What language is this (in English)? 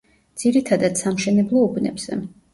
Georgian